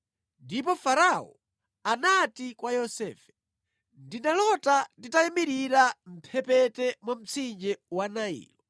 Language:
Nyanja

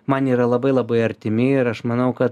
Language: Lithuanian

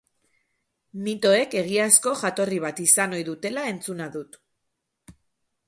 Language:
Basque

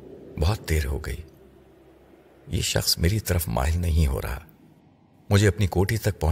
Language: Urdu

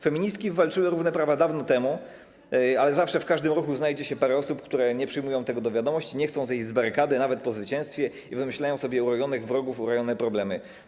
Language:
Polish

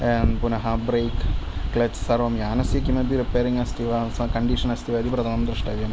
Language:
Sanskrit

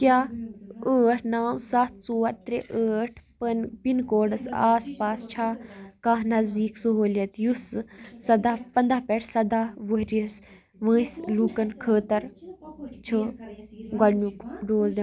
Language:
Kashmiri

